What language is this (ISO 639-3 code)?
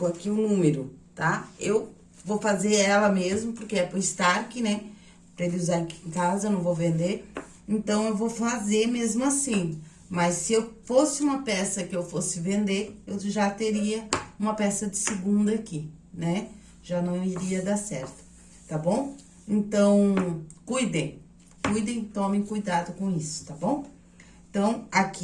por